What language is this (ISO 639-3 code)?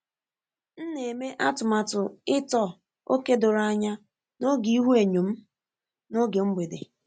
ibo